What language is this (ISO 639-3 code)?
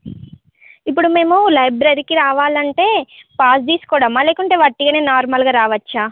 tel